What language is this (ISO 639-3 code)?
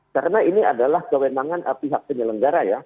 ind